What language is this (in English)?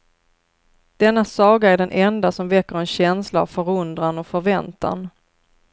Swedish